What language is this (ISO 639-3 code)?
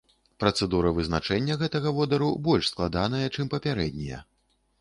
bel